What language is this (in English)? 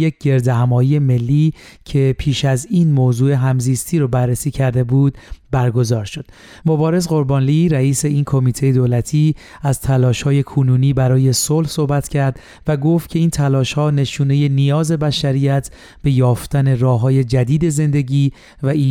Persian